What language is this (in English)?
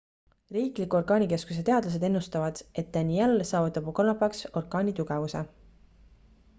Estonian